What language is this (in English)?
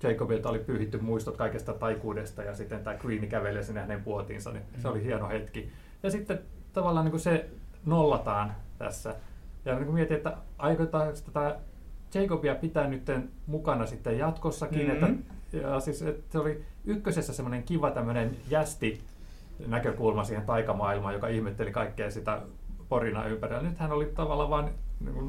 Finnish